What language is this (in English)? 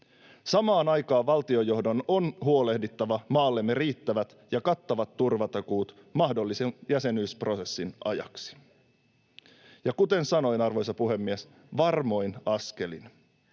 Finnish